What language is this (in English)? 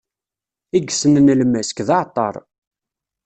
Kabyle